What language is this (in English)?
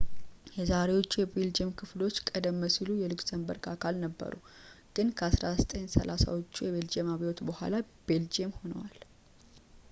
Amharic